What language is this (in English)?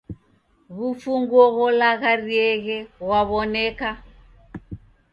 Taita